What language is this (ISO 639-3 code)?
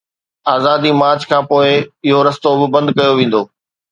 snd